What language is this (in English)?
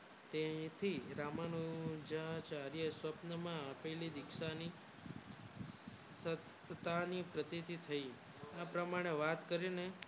Gujarati